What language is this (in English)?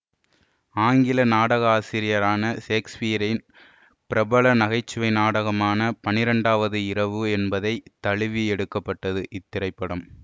Tamil